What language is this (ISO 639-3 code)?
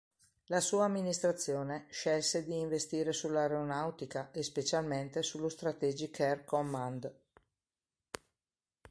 ita